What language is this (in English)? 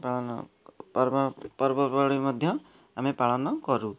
Odia